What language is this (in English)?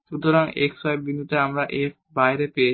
Bangla